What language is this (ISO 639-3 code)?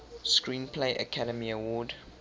eng